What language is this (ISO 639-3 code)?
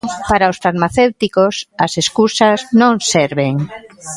glg